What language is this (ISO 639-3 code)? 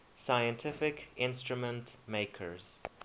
eng